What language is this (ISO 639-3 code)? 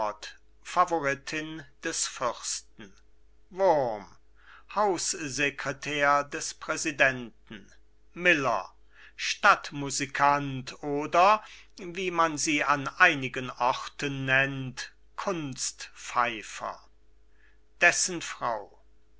deu